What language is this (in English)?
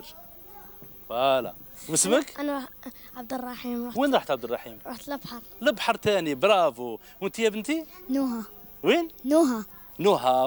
Arabic